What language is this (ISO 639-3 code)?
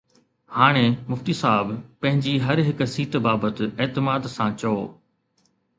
snd